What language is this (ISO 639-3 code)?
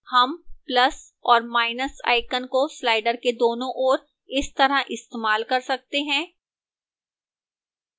hin